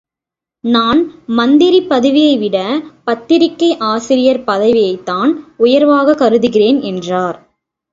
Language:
Tamil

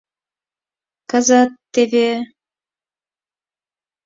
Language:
Mari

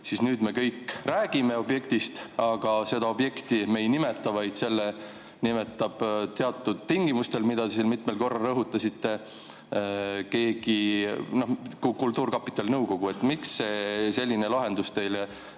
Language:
Estonian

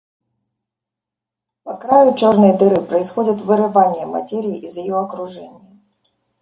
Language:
Russian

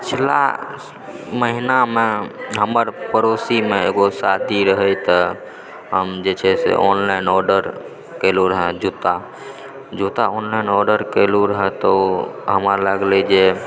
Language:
Maithili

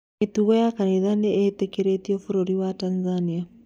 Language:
Kikuyu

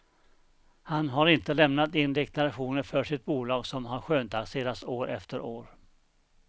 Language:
Swedish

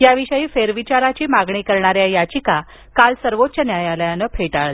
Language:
Marathi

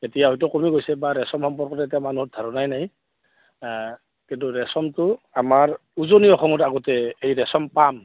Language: Assamese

